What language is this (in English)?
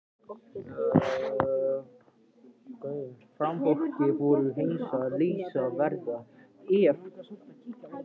Icelandic